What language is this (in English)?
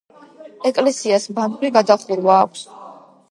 Georgian